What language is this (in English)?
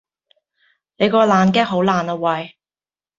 Cantonese